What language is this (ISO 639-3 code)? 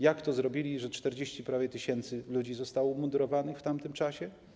pol